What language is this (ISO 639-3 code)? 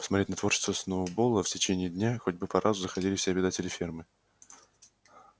rus